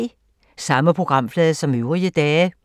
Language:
Danish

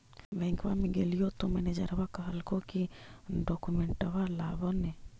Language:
Magahi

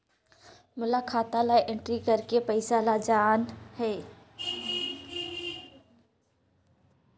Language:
Chhattisgarhi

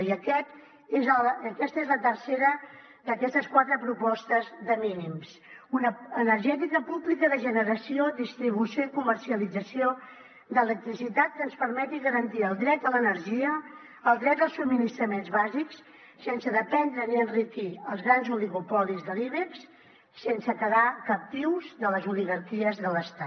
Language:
Catalan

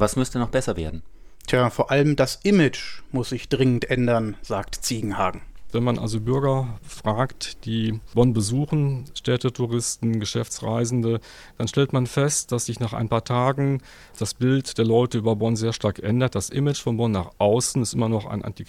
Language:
German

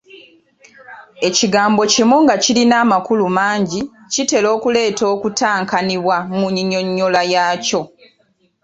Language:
Ganda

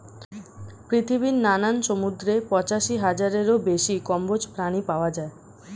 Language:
Bangla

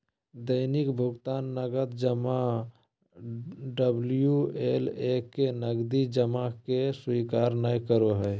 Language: Magahi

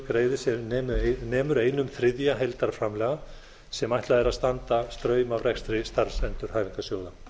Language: Icelandic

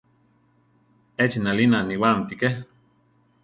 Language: Central Tarahumara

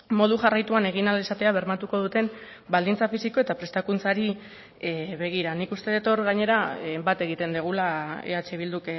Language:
Basque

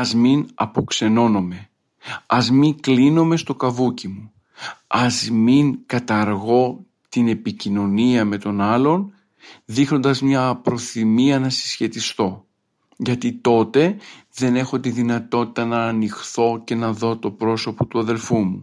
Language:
Greek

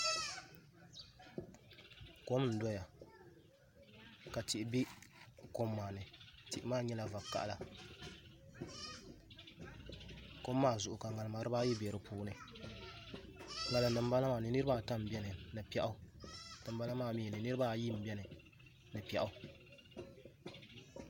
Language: Dagbani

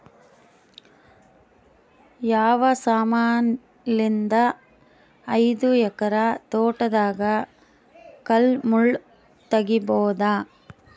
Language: Kannada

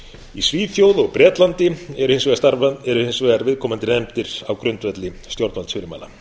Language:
Icelandic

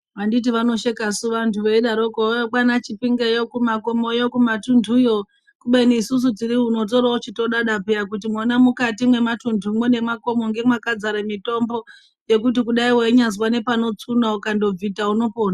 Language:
Ndau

